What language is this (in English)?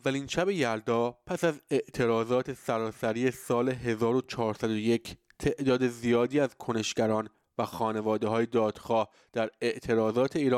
Persian